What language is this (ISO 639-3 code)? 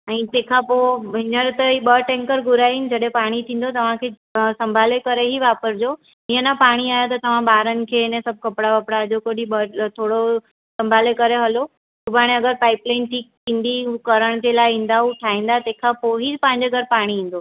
snd